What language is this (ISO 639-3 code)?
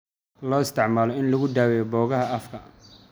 som